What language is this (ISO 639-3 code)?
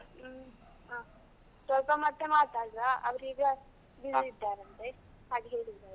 kan